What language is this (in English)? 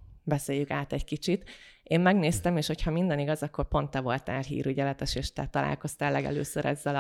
Hungarian